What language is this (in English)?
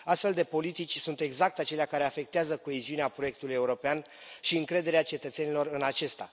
Romanian